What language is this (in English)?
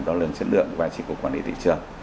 Vietnamese